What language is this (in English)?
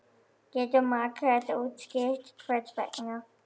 Icelandic